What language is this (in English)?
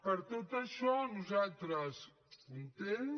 Catalan